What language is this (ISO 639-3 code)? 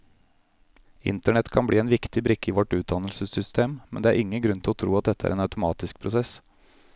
nor